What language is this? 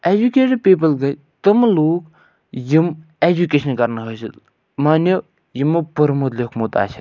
Kashmiri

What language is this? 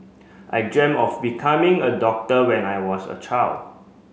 English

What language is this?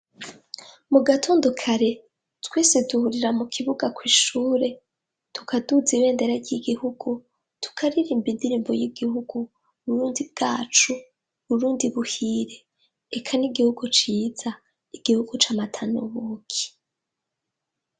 Rundi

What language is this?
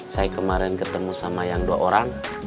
Indonesian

